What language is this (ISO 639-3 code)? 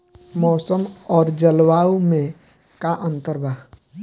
bho